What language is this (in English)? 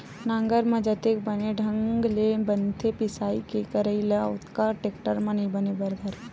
Chhattisgarhi